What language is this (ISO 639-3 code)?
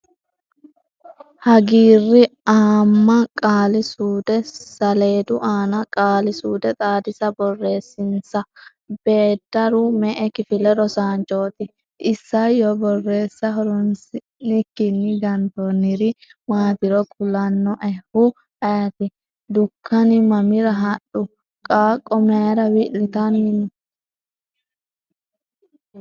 sid